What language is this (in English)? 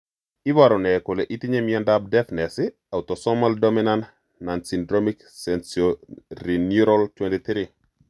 Kalenjin